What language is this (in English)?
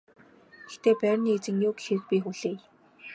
Mongolian